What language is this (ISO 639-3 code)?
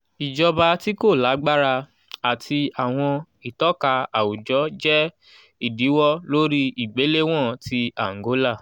yor